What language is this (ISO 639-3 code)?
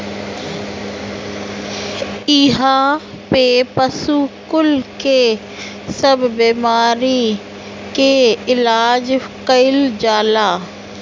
bho